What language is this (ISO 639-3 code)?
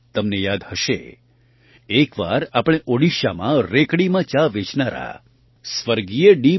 guj